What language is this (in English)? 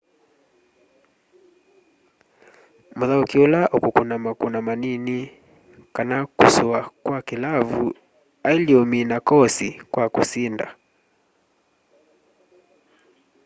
Kamba